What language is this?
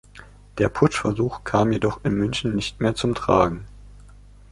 German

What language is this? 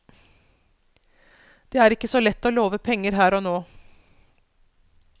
Norwegian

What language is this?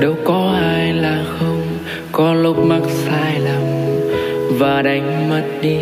Vietnamese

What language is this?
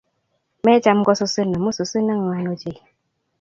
Kalenjin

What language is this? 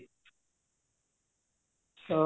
Odia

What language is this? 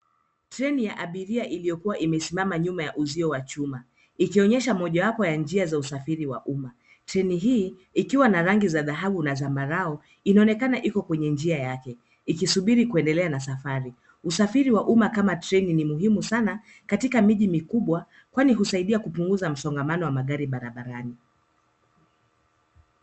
Swahili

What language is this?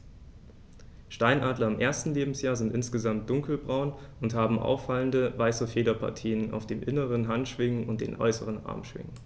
German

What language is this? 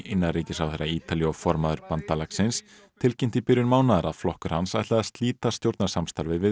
Icelandic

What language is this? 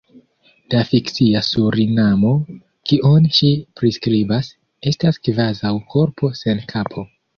Esperanto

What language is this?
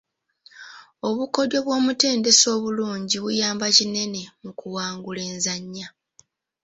Ganda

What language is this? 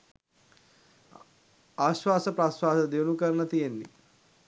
Sinhala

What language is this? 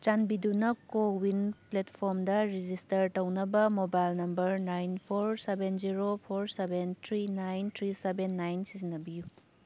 Manipuri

